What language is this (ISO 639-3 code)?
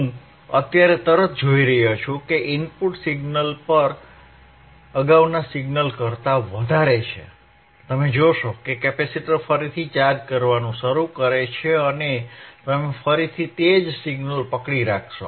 guj